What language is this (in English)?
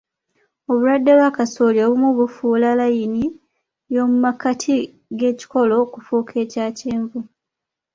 Ganda